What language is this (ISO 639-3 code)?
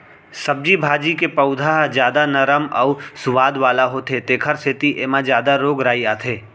hne